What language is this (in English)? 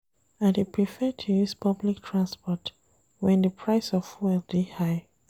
Nigerian Pidgin